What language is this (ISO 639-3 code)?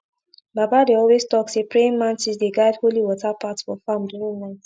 pcm